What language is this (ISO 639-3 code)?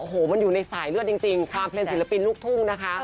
tha